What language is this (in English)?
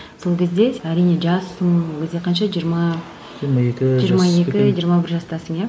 Kazakh